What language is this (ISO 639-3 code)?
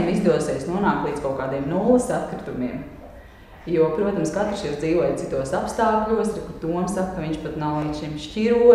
lav